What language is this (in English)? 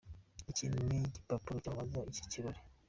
Kinyarwanda